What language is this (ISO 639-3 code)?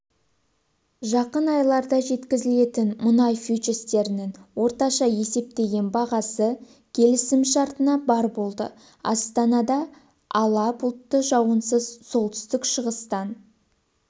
kaz